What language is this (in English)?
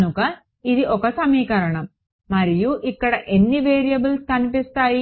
Telugu